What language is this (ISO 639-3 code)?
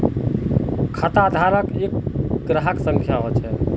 mag